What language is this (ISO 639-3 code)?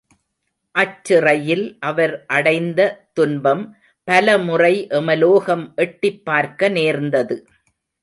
tam